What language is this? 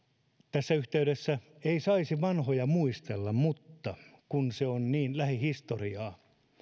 Finnish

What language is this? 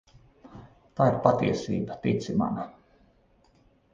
Latvian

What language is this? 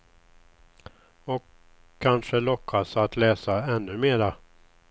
Swedish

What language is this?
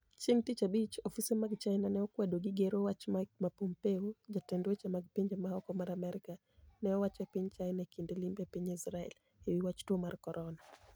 Luo (Kenya and Tanzania)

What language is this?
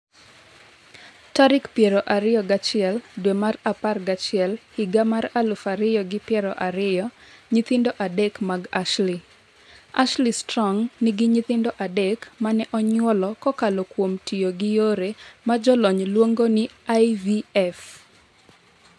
Luo (Kenya and Tanzania)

